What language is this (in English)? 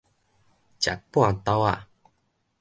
Min Nan Chinese